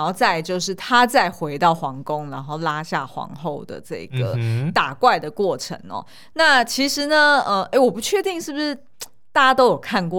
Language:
Chinese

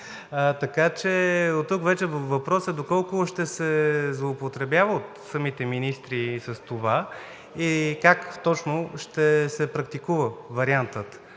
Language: Bulgarian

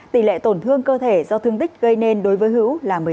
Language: Vietnamese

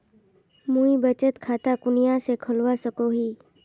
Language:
Magahi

